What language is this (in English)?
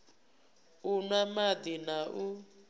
Venda